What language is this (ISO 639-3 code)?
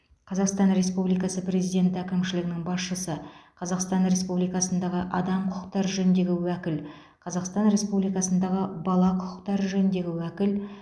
kaz